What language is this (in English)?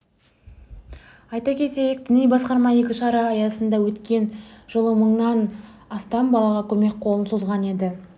Kazakh